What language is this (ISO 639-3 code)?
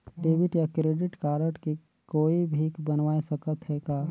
hne